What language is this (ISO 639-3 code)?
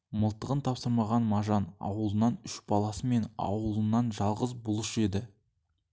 kaz